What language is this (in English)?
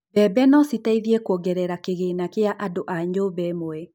Kikuyu